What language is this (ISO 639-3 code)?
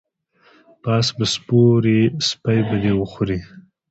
pus